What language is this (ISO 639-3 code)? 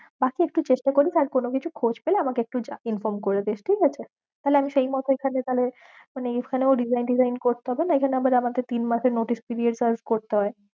ben